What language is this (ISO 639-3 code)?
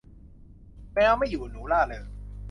tha